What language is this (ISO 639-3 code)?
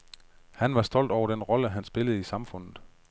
dan